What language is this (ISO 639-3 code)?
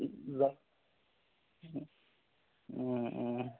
asm